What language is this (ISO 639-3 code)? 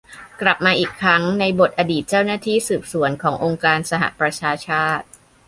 tha